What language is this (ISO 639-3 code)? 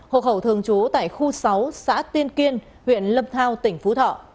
vie